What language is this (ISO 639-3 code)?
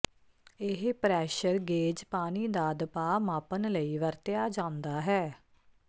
pan